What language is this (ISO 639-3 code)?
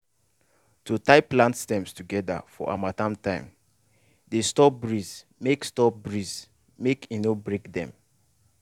pcm